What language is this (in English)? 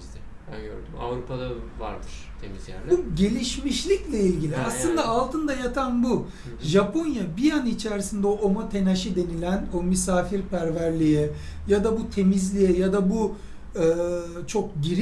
Turkish